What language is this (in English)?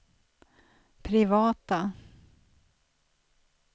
Swedish